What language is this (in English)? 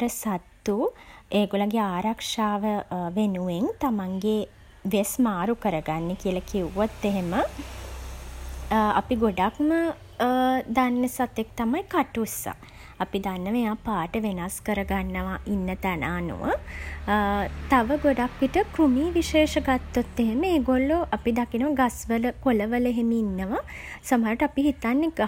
Sinhala